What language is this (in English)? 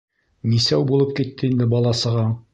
Bashkir